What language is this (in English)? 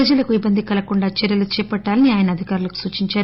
Telugu